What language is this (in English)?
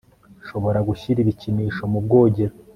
Kinyarwanda